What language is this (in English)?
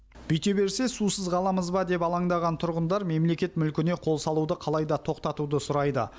Kazakh